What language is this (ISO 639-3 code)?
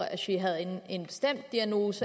dan